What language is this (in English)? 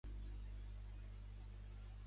Catalan